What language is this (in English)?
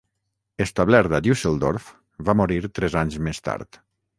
Catalan